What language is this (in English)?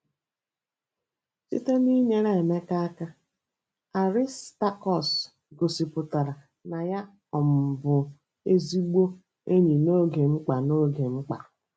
Igbo